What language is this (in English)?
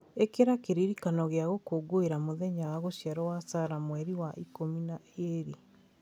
Kikuyu